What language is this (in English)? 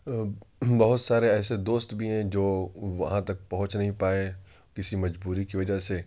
Urdu